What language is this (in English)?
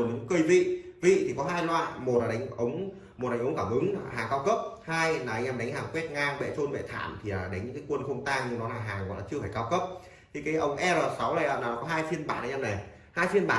Vietnamese